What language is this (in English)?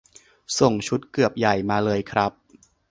Thai